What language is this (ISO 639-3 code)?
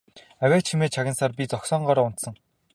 mon